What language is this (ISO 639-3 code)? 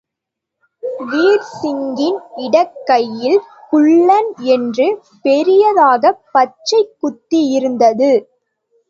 tam